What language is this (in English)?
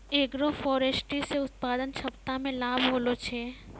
Maithili